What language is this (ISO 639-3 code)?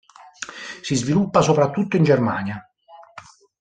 ita